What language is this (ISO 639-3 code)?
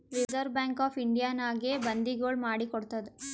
kan